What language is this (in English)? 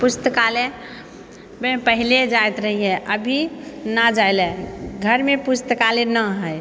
Maithili